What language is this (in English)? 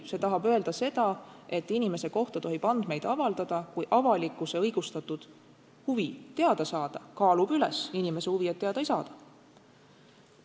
Estonian